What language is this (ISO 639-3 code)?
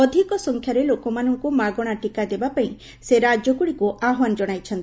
ori